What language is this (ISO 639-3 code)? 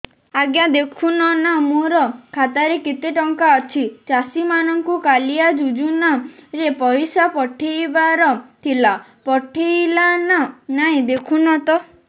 ori